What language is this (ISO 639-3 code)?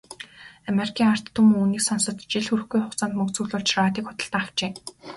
mon